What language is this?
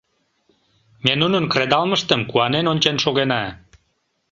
Mari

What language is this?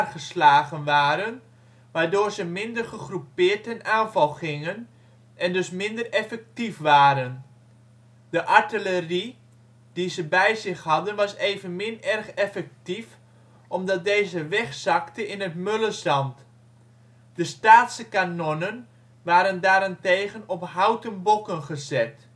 Dutch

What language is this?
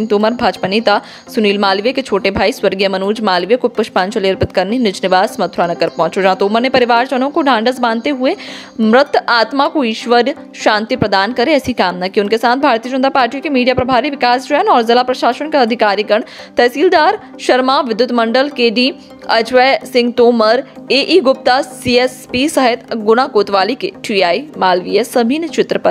Hindi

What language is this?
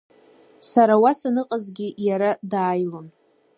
Abkhazian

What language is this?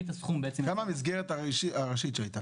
Hebrew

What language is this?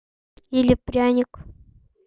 Russian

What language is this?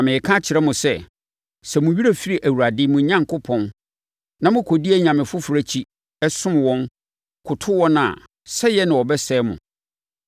Akan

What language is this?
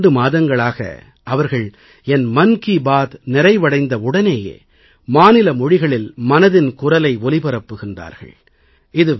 Tamil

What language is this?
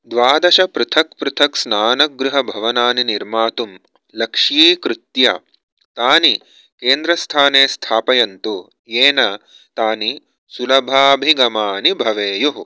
Sanskrit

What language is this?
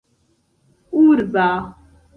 Esperanto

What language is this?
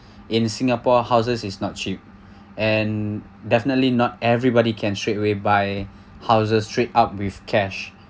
English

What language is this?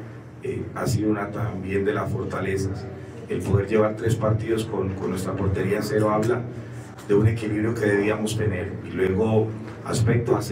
Spanish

